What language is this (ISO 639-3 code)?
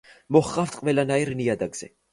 kat